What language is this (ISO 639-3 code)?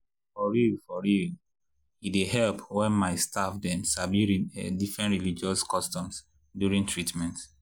pcm